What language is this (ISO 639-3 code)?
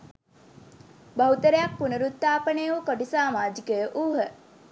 sin